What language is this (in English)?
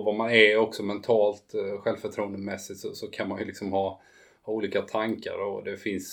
Swedish